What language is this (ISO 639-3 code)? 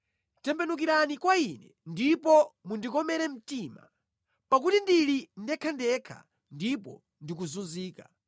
nya